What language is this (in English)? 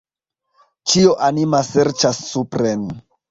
Esperanto